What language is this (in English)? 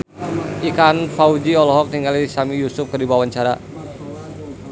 Sundanese